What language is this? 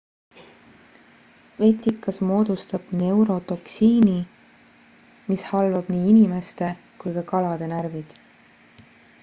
Estonian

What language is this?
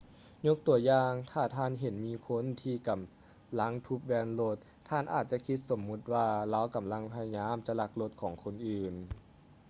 Lao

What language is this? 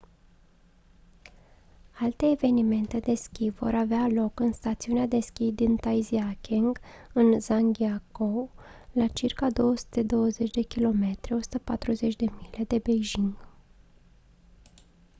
Romanian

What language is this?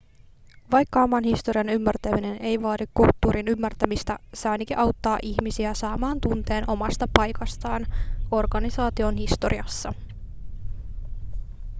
Finnish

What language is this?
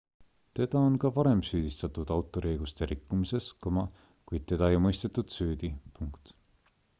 Estonian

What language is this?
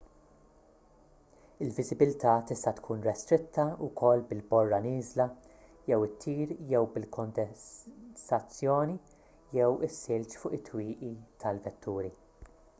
Maltese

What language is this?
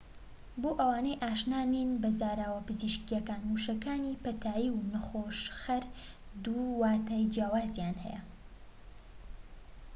Central Kurdish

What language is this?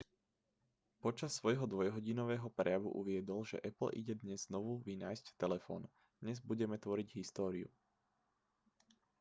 Slovak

